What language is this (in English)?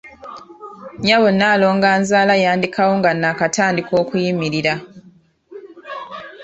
Ganda